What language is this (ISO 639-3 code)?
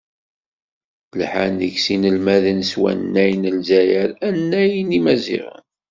kab